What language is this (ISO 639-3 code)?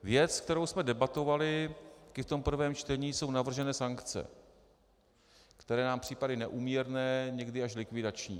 ces